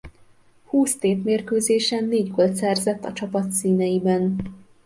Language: Hungarian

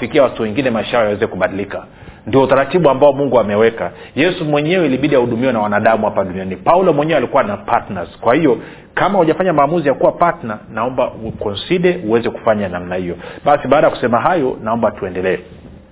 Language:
Swahili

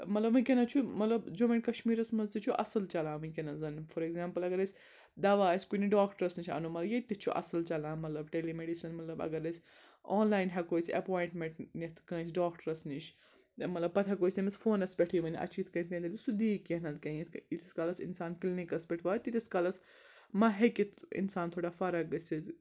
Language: Kashmiri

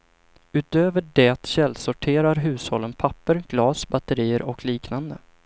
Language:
Swedish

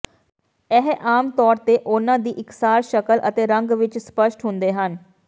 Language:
Punjabi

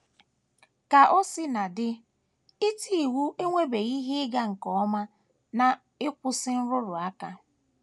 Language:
Igbo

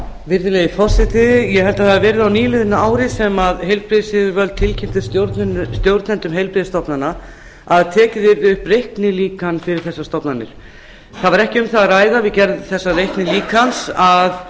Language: Icelandic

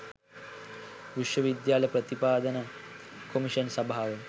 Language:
Sinhala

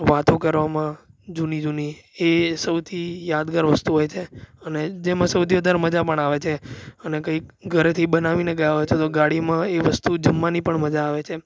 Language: Gujarati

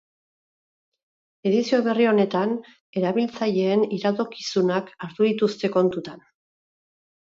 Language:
Basque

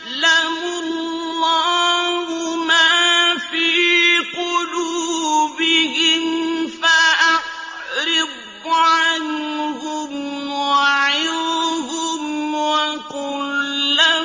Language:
Arabic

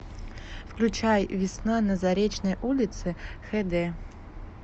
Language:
Russian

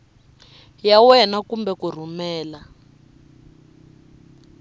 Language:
Tsonga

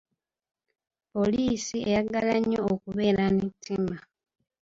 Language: Ganda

